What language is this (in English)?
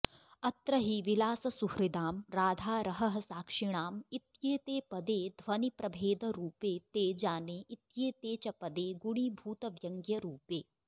Sanskrit